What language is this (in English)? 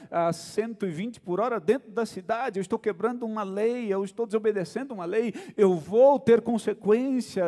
Portuguese